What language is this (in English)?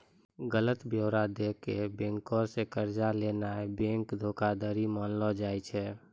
Maithili